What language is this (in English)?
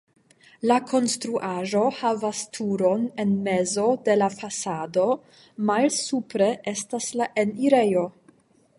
Esperanto